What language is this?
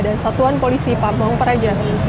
Indonesian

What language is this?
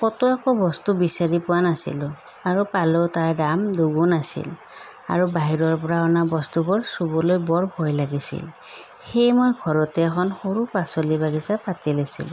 Assamese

